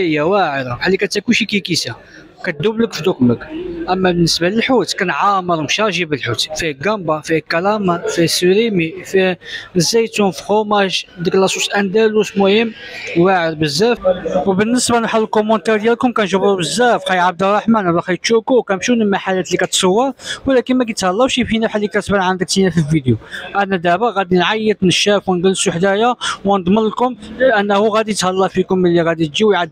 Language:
Arabic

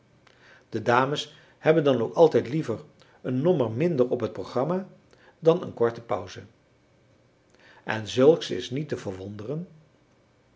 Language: Dutch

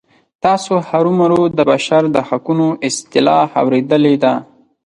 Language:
Pashto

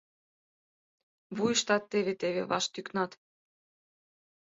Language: Mari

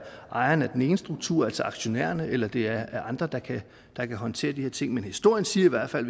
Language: Danish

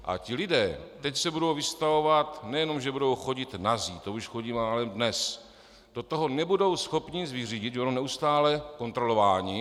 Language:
Czech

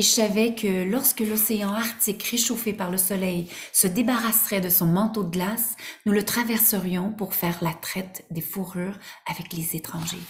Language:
French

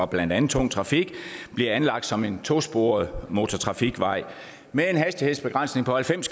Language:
Danish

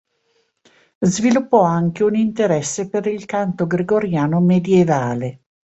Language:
Italian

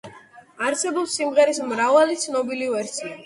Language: Georgian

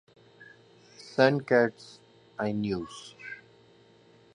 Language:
Sindhi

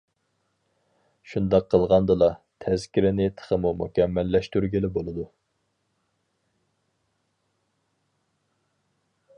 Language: Uyghur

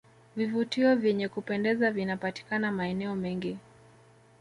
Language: Swahili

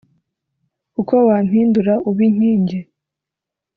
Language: Kinyarwanda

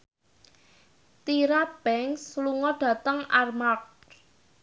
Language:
Javanese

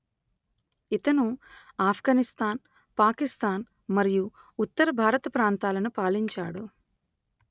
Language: Telugu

